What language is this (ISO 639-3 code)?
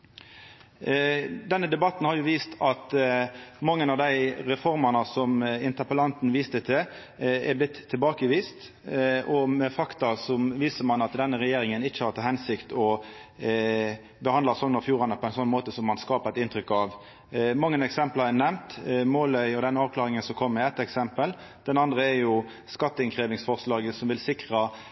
nno